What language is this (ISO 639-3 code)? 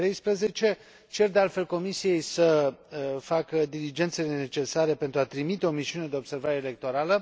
ron